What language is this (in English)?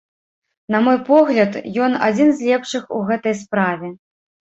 Belarusian